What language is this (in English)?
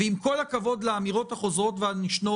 Hebrew